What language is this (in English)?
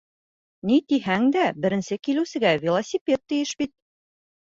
Bashkir